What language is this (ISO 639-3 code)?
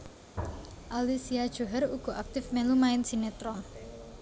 jav